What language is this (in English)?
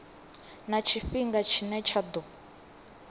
Venda